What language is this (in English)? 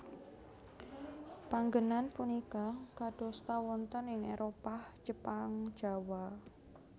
Javanese